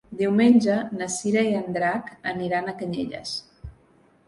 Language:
Catalan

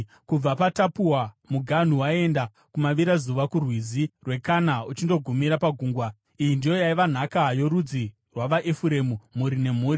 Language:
Shona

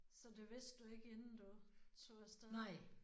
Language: Danish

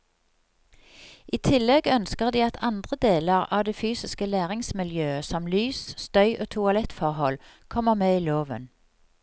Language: Norwegian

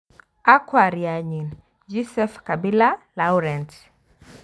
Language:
Kalenjin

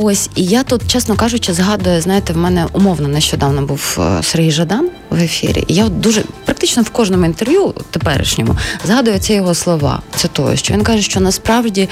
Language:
Ukrainian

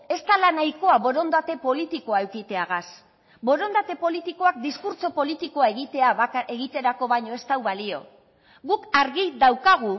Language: Basque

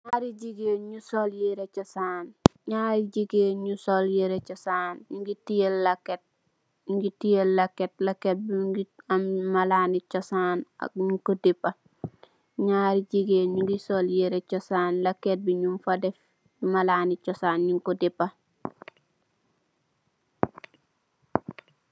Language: Wolof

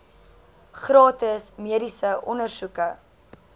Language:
Afrikaans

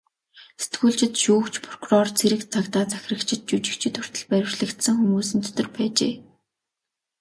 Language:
Mongolian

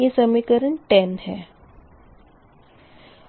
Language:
Hindi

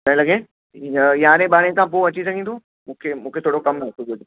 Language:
Sindhi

